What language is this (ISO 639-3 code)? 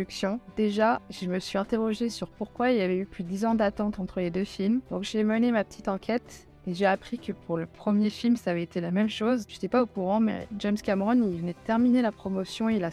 fra